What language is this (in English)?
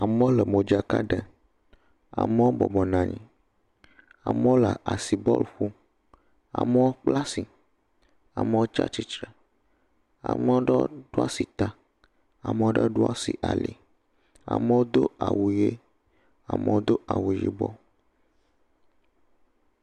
Ewe